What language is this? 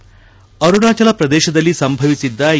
Kannada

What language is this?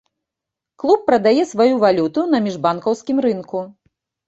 Belarusian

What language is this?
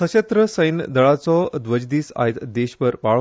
Konkani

